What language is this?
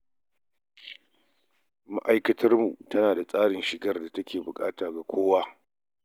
Hausa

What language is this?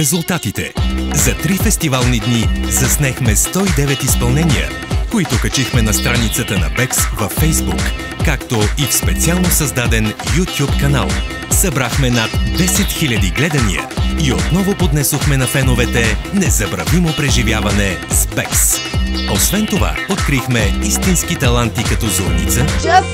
Bulgarian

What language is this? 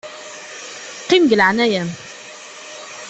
Kabyle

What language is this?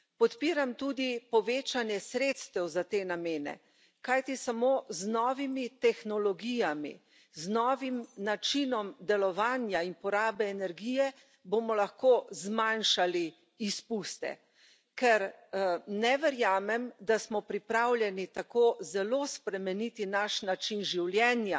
Slovenian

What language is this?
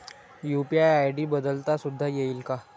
Marathi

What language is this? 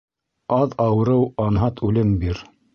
Bashkir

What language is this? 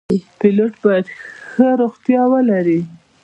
Pashto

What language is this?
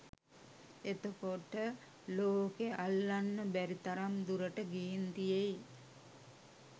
Sinhala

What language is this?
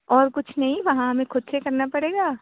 Urdu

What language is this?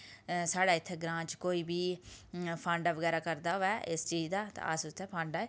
Dogri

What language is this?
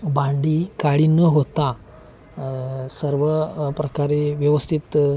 Marathi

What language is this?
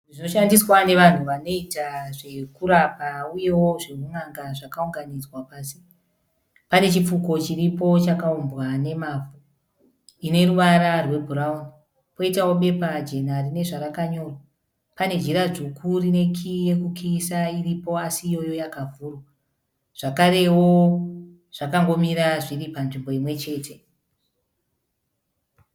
Shona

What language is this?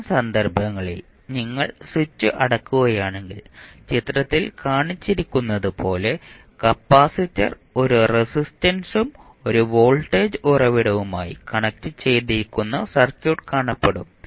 Malayalam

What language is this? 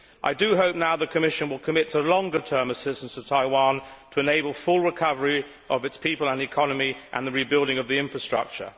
English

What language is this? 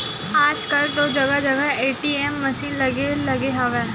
Chhattisgarhi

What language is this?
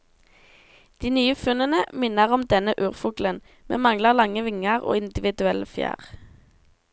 Norwegian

